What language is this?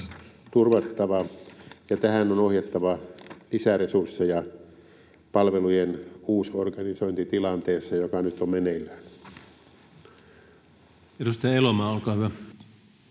Finnish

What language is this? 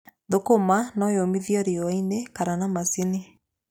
Kikuyu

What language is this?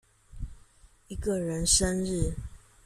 Chinese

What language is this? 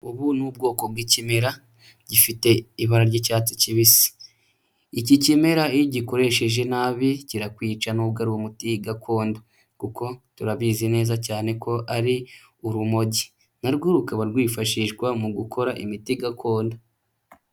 Kinyarwanda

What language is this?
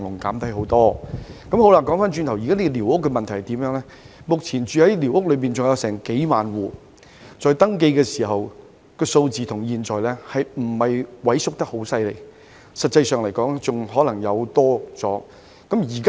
Cantonese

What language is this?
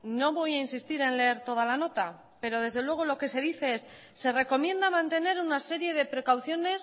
Spanish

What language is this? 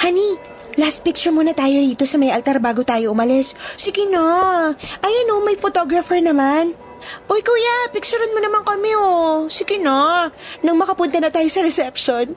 Filipino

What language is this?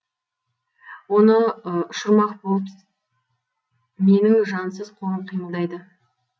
Kazakh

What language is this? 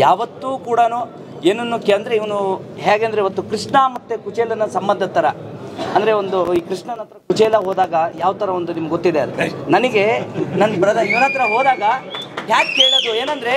Kannada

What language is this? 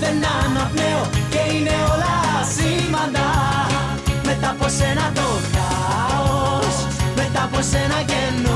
Greek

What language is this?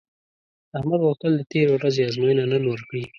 Pashto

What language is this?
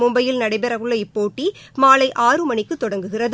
Tamil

